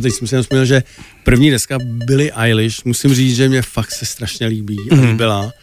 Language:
Czech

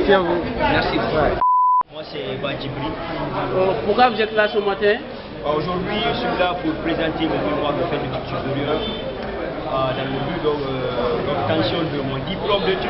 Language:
French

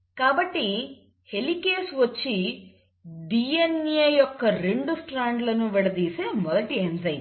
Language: Telugu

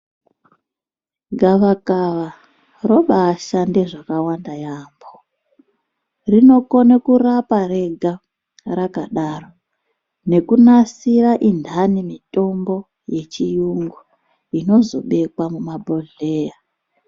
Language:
Ndau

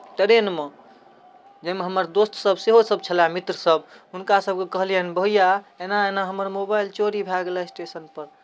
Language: Maithili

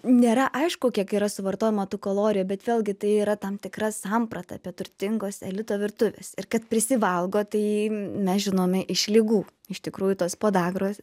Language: Lithuanian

